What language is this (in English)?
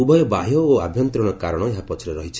Odia